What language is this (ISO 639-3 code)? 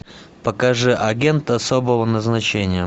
rus